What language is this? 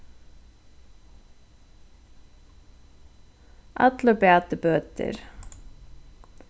Faroese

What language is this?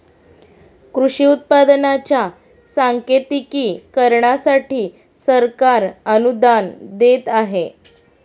Marathi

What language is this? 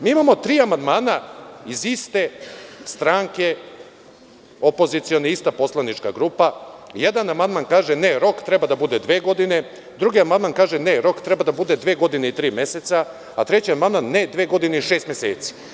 Serbian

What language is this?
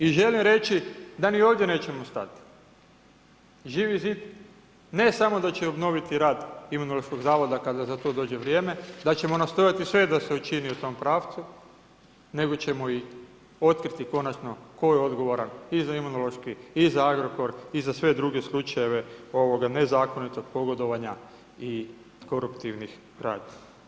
Croatian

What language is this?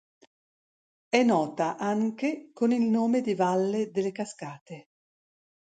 Italian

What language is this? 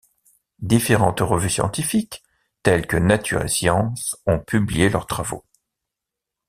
French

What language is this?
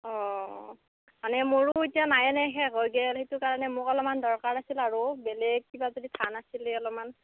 Assamese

